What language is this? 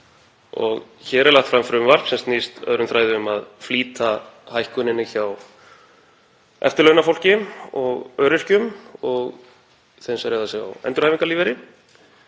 Icelandic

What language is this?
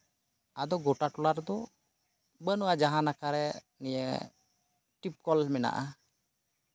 Santali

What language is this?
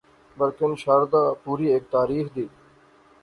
Pahari-Potwari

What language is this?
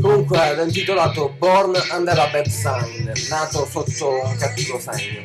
Italian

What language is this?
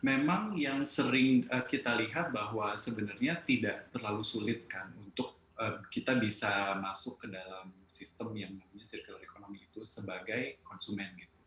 Indonesian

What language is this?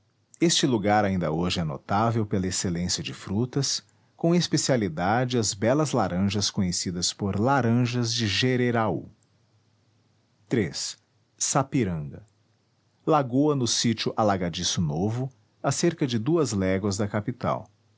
Portuguese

